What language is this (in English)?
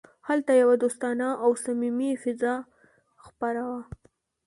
Pashto